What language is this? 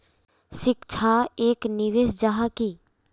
Magahi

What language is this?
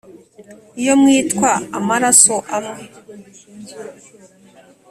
Kinyarwanda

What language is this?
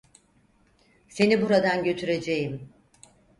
Turkish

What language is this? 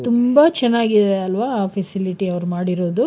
Kannada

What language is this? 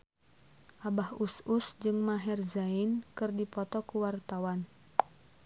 Sundanese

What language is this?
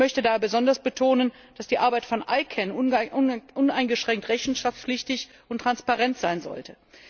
German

